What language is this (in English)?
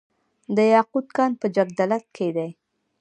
Pashto